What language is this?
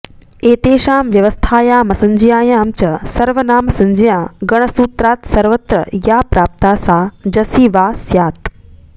Sanskrit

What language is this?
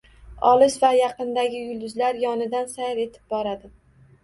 Uzbek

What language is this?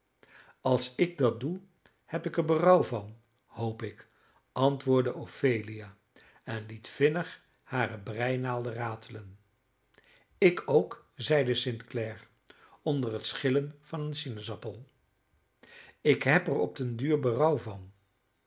Dutch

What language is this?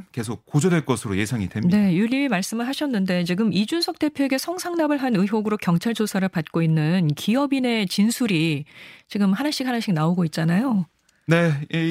Korean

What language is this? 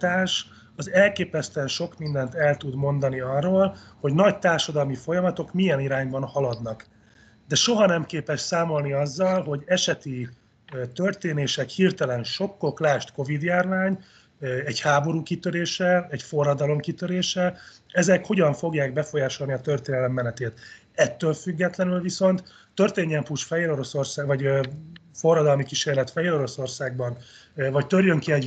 Hungarian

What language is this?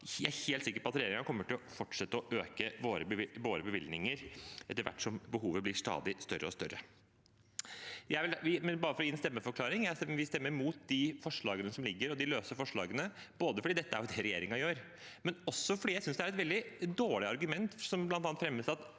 Norwegian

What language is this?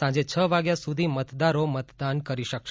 Gujarati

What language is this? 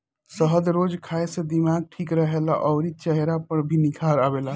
Bhojpuri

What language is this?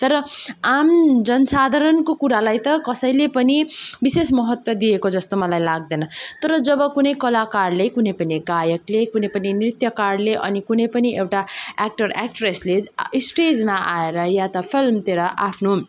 Nepali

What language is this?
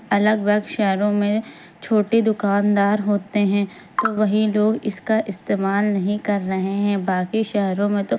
Urdu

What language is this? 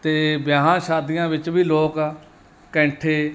Punjabi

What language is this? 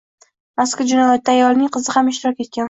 Uzbek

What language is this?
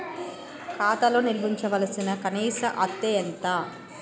Telugu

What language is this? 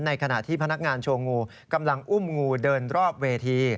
Thai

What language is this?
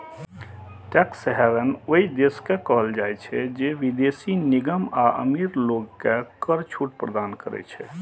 Maithili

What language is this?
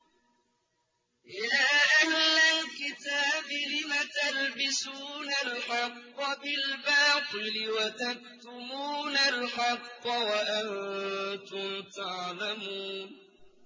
Arabic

